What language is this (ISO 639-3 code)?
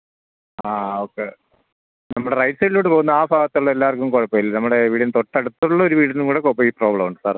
mal